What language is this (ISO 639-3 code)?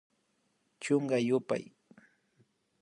qvi